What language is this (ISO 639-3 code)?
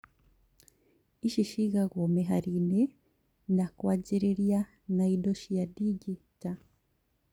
kik